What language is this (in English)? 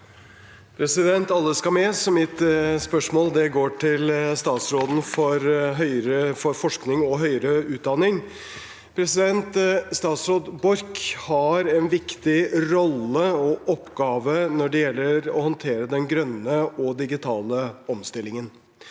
Norwegian